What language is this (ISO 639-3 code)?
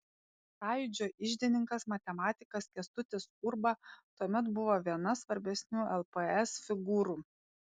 lit